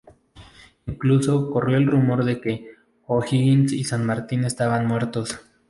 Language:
Spanish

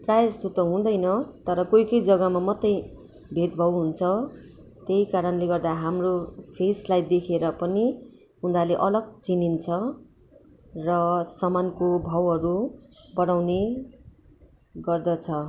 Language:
Nepali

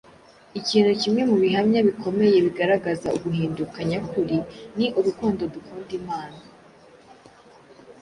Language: Kinyarwanda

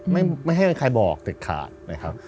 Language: Thai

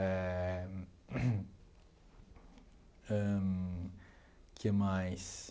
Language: Portuguese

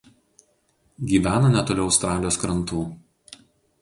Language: Lithuanian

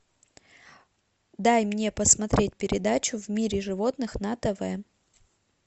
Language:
Russian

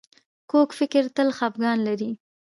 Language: Pashto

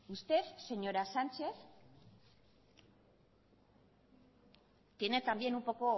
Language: Spanish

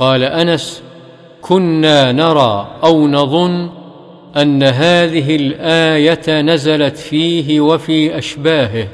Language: Arabic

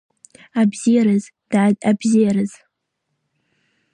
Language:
Abkhazian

